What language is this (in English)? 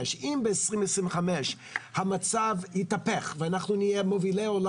Hebrew